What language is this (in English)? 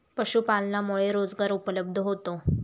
Marathi